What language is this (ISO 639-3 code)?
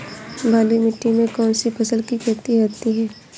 hin